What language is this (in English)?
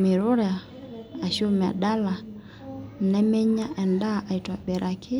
Masai